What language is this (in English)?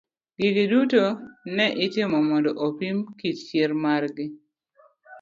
Luo (Kenya and Tanzania)